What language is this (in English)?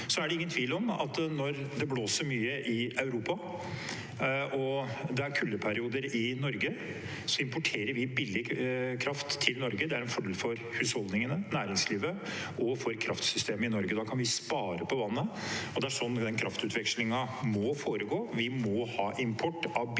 Norwegian